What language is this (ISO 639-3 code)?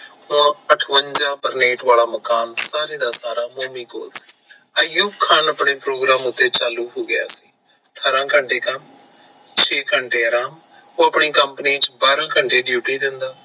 pan